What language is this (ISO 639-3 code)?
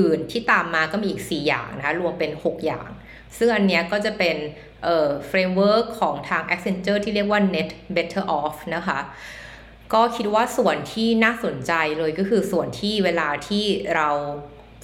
tha